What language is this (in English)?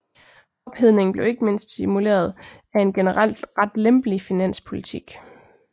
Danish